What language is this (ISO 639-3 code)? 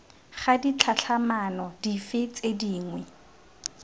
tsn